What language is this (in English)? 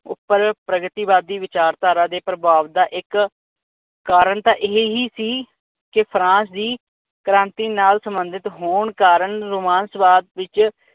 Punjabi